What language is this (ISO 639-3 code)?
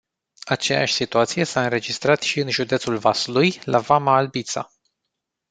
ron